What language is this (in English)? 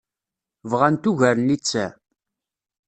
Kabyle